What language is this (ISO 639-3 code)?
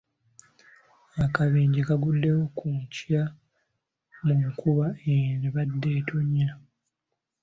lug